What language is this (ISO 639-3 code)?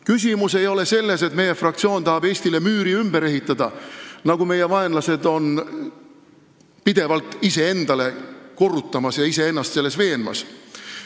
est